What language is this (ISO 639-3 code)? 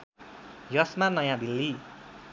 nep